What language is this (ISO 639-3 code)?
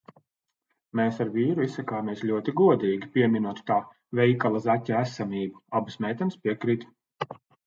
lav